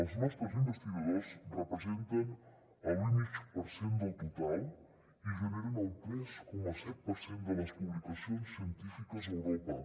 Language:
Catalan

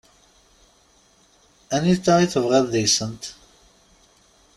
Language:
Kabyle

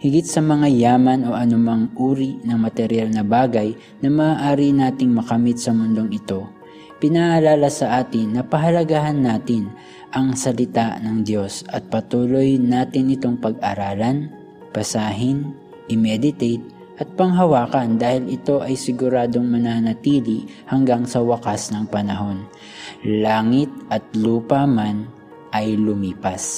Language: Filipino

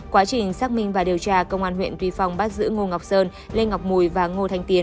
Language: Vietnamese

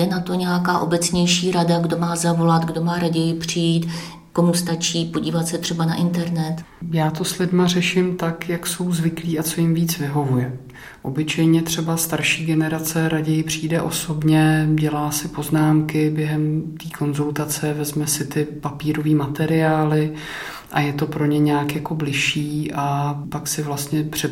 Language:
Czech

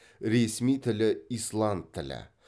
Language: Kazakh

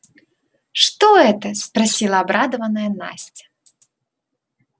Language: Russian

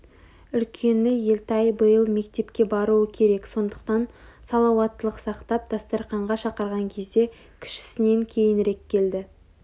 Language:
Kazakh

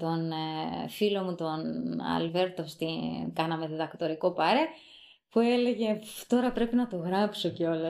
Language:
Greek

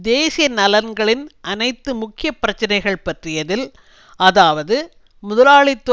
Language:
Tamil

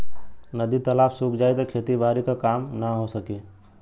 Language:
Bhojpuri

